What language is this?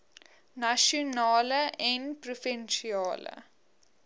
Afrikaans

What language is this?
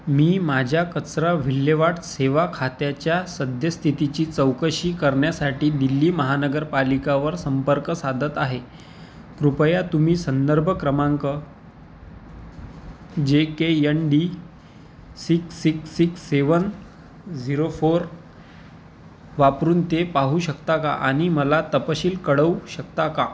Marathi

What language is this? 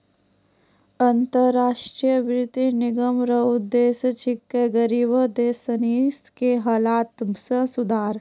Maithili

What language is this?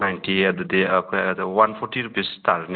Manipuri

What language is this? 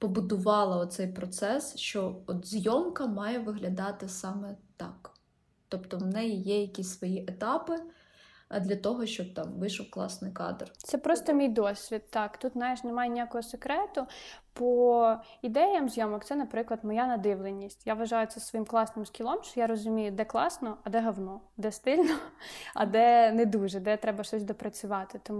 Ukrainian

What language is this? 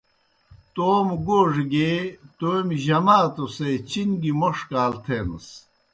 Kohistani Shina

